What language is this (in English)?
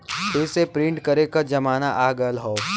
Bhojpuri